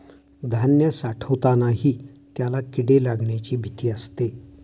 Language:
Marathi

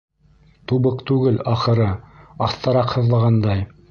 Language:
Bashkir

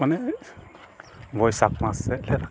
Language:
Santali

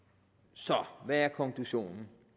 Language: Danish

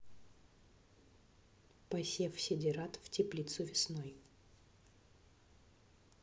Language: Russian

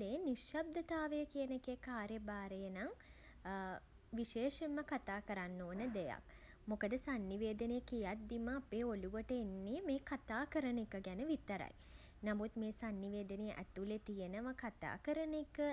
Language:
Sinhala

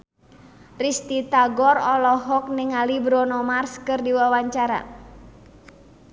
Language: Sundanese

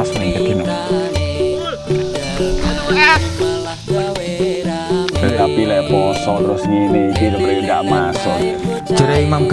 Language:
Javanese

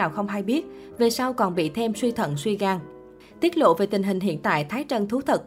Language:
Vietnamese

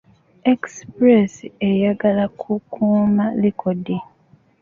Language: Ganda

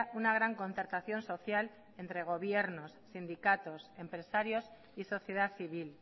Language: Spanish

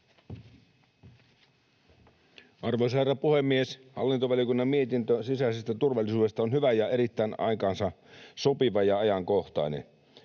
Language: Finnish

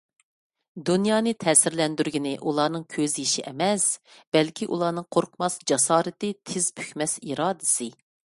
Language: Uyghur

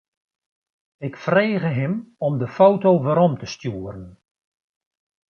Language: Western Frisian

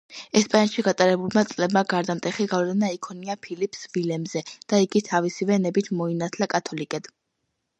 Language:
Georgian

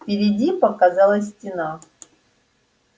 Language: Russian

